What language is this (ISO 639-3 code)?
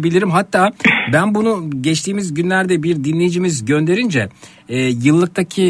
tur